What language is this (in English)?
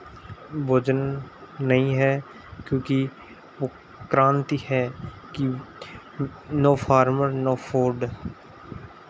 Hindi